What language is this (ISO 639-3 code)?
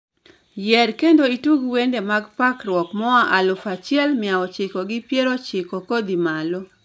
luo